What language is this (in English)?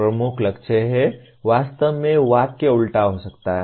Hindi